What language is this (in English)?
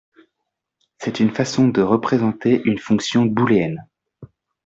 French